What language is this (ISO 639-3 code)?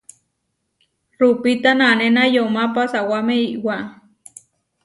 var